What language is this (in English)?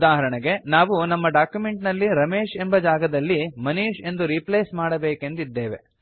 Kannada